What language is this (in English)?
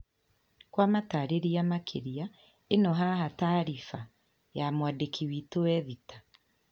Kikuyu